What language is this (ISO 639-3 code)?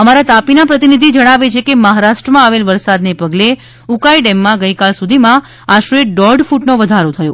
guj